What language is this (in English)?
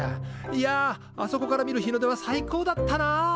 Japanese